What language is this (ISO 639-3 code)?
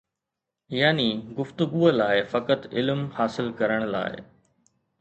snd